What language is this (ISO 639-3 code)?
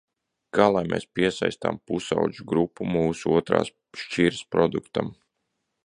lav